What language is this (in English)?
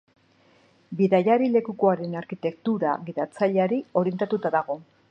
Basque